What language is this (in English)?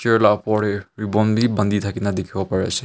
Naga Pidgin